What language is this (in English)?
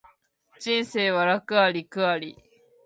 Japanese